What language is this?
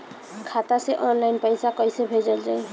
Bhojpuri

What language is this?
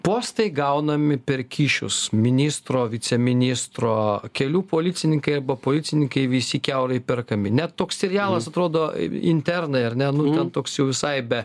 Lithuanian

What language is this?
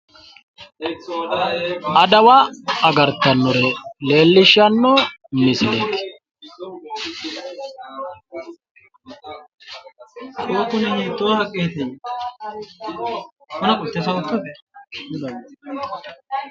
Sidamo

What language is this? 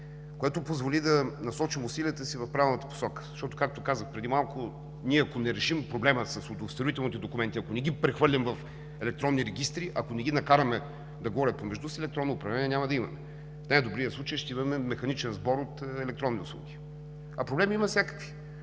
Bulgarian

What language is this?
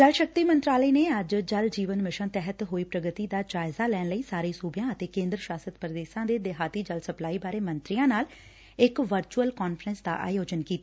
Punjabi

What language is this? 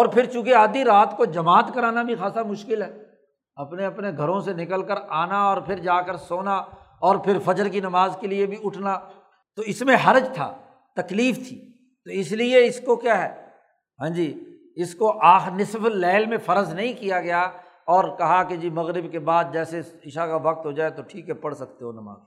Urdu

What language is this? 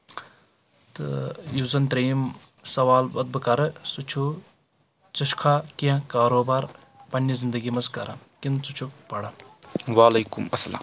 Kashmiri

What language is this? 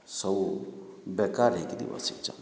Odia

